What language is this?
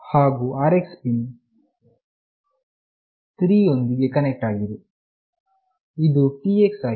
Kannada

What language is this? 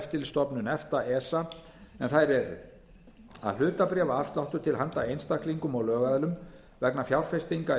Icelandic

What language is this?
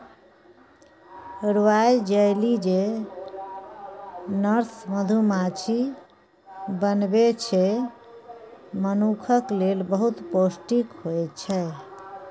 Maithili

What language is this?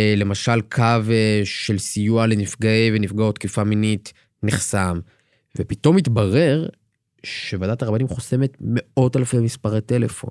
Hebrew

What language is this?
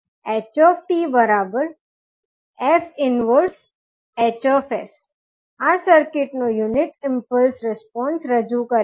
Gujarati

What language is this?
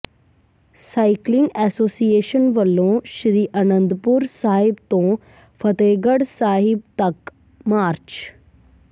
Punjabi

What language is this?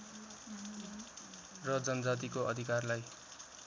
Nepali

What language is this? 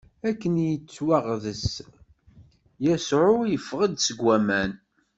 Kabyle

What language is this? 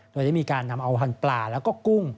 Thai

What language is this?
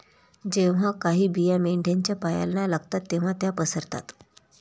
Marathi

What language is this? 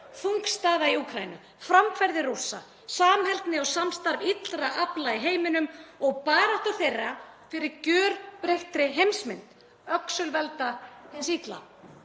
Icelandic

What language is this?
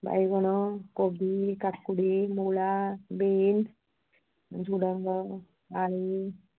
Odia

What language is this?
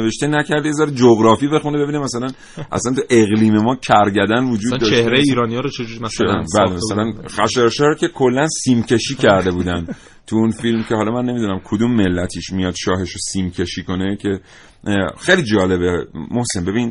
Persian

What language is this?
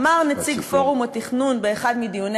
Hebrew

